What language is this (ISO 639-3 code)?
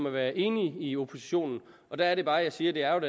dan